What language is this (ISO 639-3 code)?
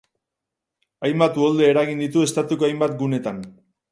eus